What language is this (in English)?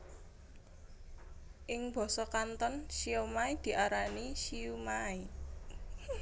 Javanese